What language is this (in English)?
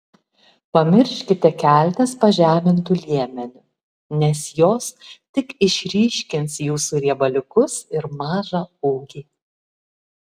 Lithuanian